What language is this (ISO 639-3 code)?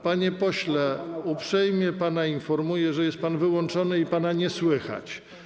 pol